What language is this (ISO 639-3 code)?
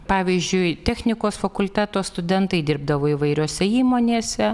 lit